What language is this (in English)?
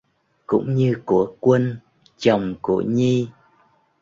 Vietnamese